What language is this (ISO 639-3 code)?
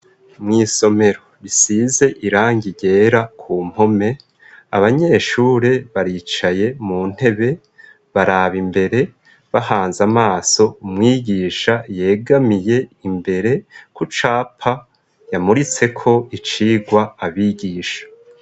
run